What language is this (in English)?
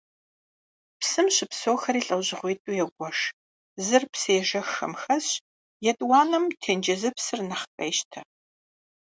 Kabardian